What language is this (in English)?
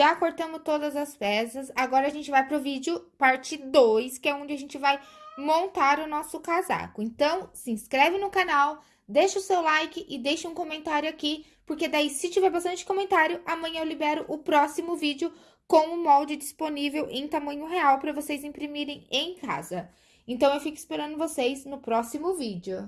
Portuguese